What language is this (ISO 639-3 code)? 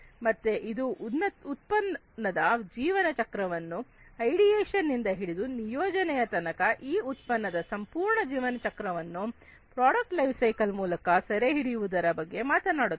kan